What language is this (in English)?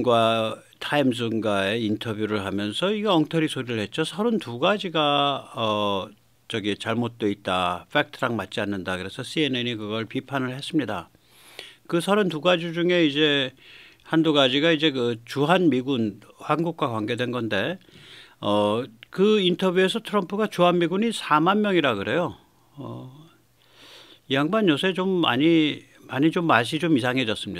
Korean